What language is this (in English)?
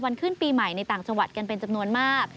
Thai